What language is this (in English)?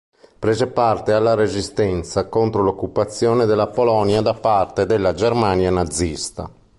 Italian